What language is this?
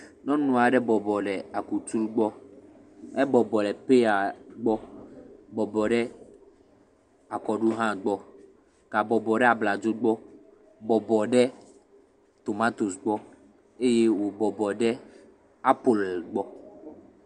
Ewe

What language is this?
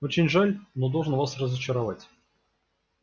Russian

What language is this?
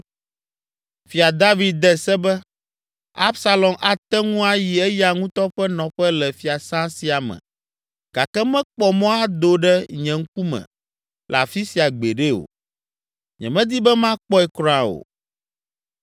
Ewe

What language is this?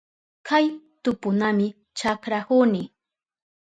Southern Pastaza Quechua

